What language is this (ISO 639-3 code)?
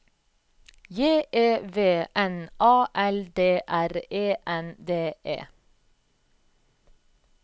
nor